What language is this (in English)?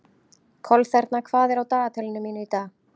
Icelandic